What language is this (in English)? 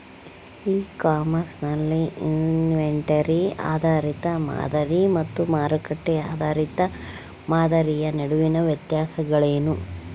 Kannada